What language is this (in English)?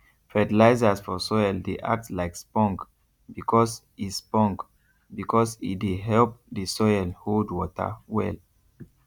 Nigerian Pidgin